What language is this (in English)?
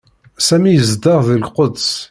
Kabyle